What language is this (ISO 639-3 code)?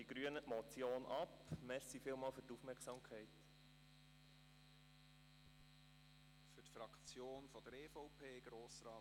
gsw